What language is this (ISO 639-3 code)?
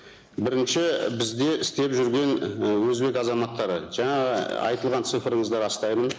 kaz